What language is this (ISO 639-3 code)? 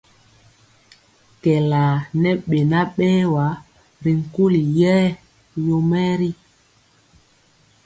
mcx